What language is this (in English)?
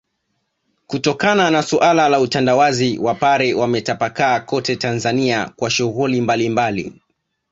Swahili